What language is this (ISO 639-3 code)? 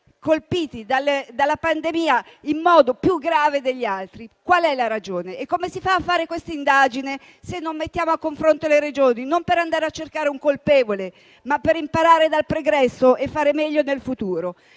ita